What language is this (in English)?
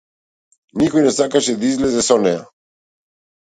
Macedonian